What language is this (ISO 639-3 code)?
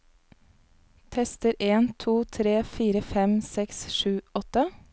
nor